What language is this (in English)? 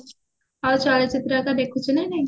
Odia